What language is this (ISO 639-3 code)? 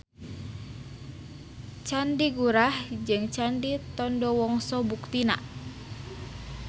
sun